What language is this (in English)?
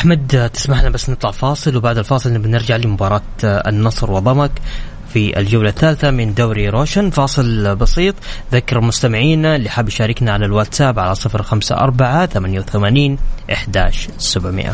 Arabic